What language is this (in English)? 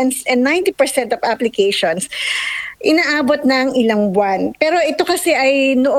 Filipino